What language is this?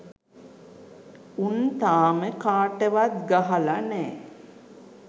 Sinhala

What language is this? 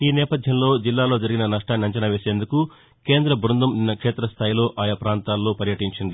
Telugu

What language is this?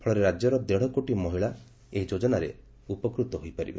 Odia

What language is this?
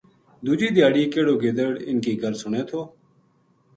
Gujari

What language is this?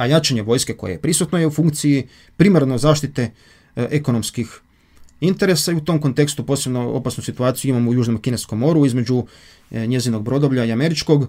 Croatian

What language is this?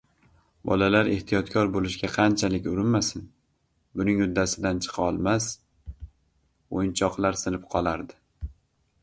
Uzbek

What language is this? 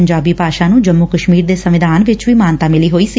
Punjabi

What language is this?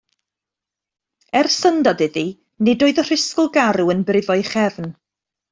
Welsh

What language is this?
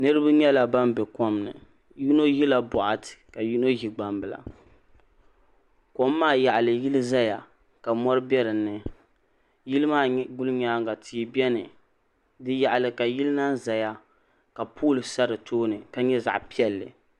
Dagbani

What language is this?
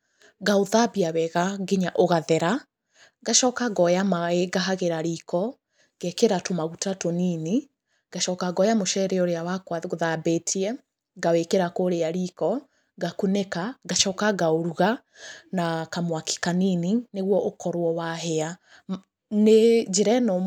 Kikuyu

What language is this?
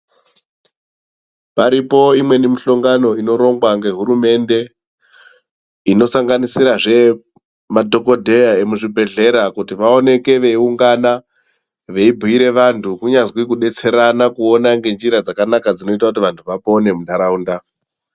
Ndau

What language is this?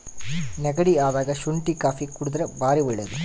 Kannada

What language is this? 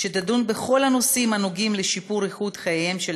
Hebrew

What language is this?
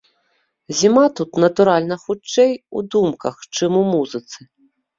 Belarusian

